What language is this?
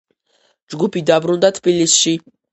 Georgian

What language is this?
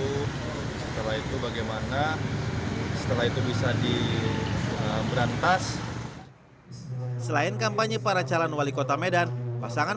Indonesian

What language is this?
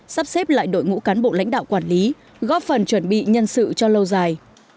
Vietnamese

